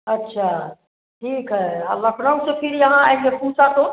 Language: Hindi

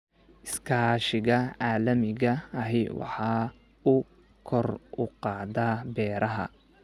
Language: Somali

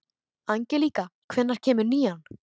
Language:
Icelandic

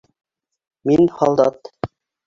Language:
Bashkir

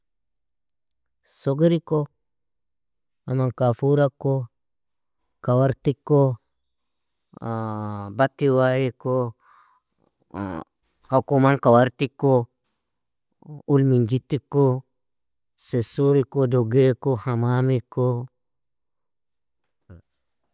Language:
Nobiin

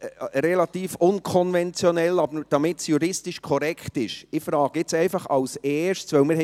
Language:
Swiss German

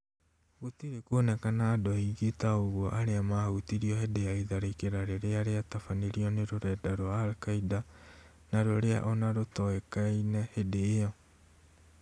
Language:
Kikuyu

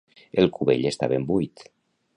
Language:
Catalan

